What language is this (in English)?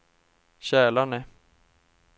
Swedish